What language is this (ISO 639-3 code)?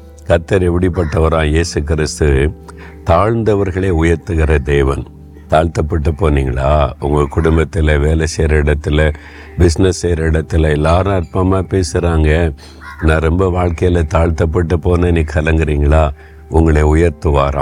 tam